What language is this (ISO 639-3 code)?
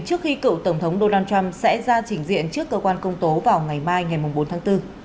vie